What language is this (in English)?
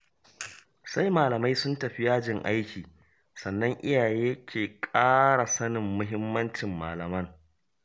Hausa